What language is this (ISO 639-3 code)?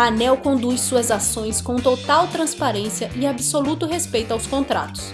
por